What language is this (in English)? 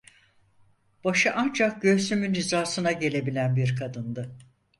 Turkish